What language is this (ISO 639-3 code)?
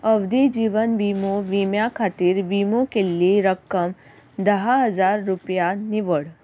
kok